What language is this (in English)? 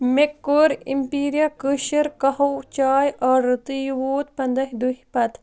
Kashmiri